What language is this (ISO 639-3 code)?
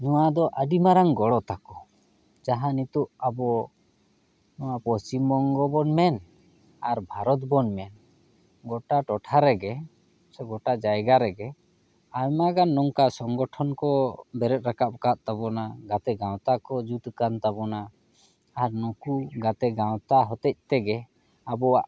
sat